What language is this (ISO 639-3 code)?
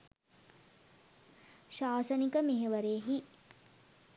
sin